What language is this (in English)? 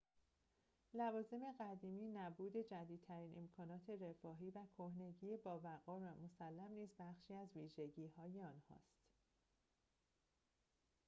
Persian